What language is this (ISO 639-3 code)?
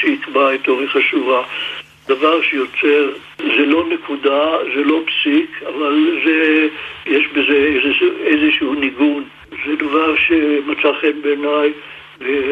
heb